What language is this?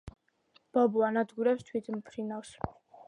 Georgian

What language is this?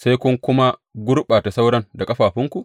Hausa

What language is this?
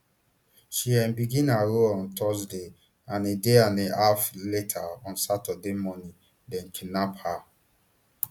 Nigerian Pidgin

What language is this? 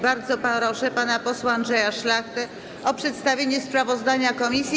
Polish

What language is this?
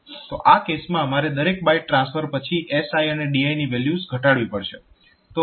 Gujarati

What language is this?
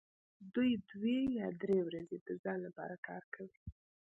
Pashto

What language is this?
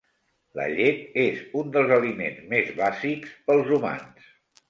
Catalan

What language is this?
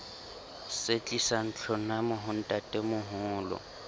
Southern Sotho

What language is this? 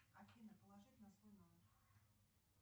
Russian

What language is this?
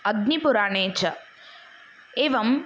Sanskrit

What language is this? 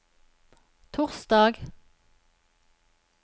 Norwegian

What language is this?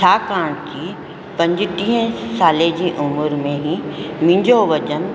Sindhi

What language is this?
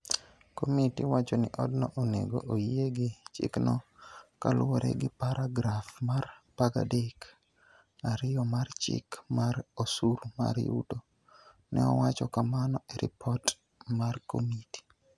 Luo (Kenya and Tanzania)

